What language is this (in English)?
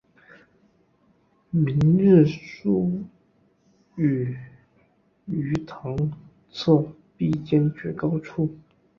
Chinese